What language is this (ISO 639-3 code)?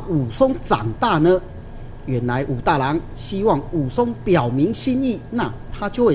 zho